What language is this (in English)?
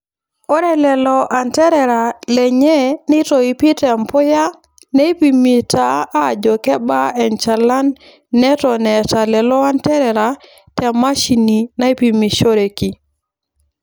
Masai